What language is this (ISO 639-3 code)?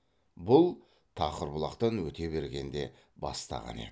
kaz